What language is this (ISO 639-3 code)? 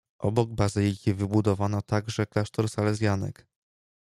pol